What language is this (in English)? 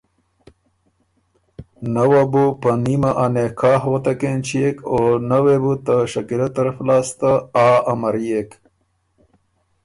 Ormuri